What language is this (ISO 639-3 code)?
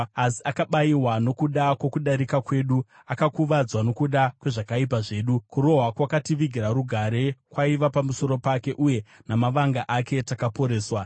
sna